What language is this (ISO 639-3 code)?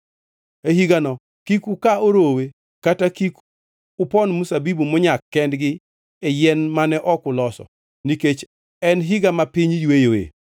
luo